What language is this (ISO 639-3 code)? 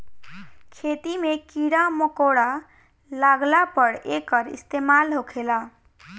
bho